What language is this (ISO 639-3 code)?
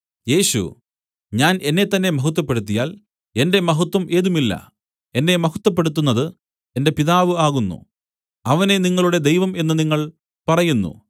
mal